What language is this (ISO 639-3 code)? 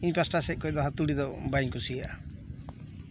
sat